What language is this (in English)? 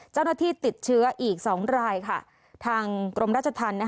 Thai